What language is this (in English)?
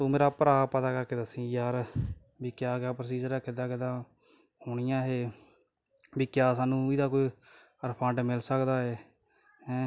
Punjabi